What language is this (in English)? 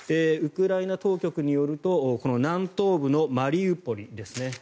Japanese